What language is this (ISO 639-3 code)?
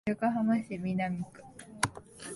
jpn